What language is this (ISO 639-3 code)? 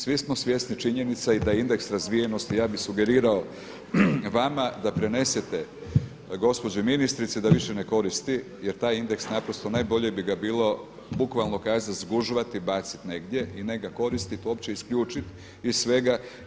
hrv